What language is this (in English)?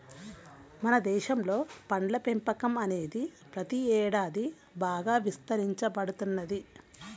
Telugu